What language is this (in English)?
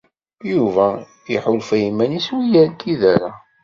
Kabyle